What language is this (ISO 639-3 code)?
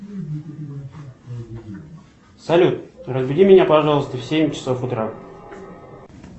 rus